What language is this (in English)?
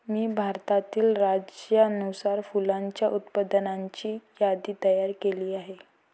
Marathi